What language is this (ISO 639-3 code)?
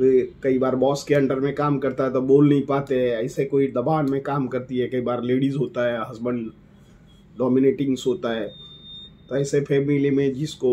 hin